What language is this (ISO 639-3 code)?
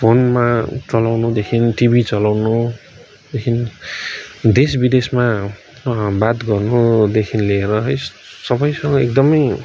nep